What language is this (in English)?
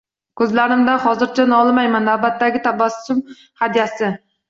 Uzbek